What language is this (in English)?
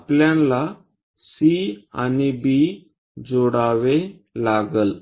Marathi